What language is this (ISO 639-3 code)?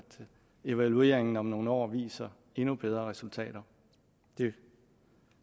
dan